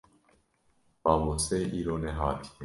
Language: Kurdish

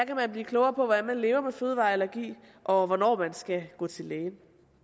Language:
Danish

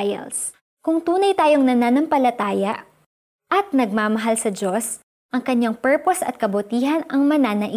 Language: Filipino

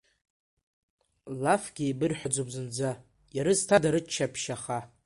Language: Abkhazian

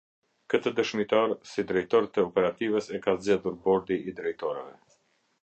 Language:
Albanian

